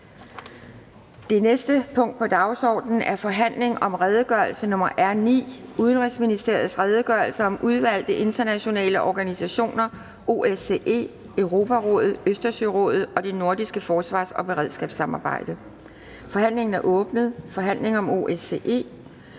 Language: Danish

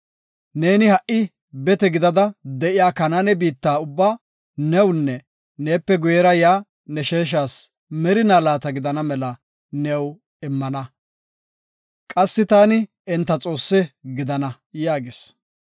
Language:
Gofa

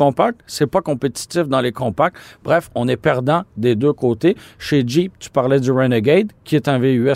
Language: French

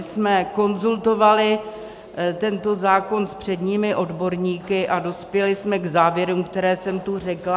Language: Czech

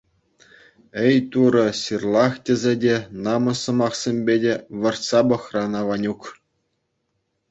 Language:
Chuvash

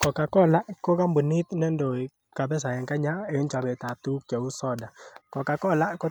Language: Kalenjin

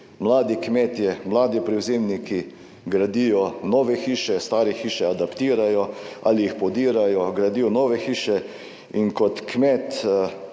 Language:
Slovenian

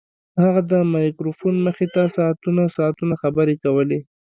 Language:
Pashto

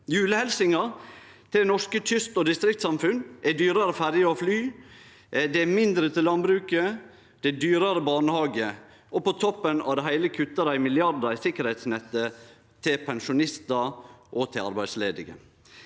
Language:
Norwegian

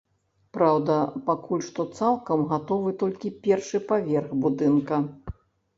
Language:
Belarusian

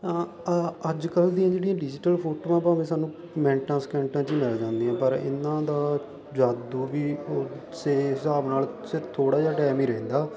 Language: Punjabi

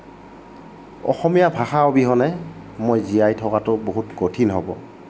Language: Assamese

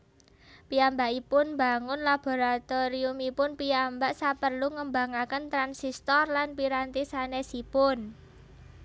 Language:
Javanese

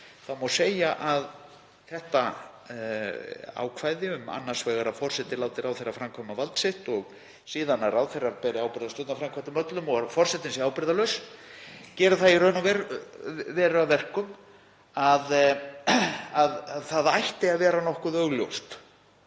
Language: Icelandic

